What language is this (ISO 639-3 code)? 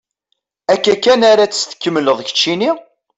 kab